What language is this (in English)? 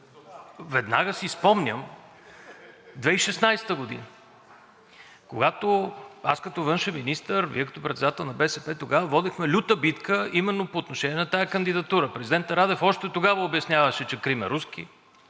Bulgarian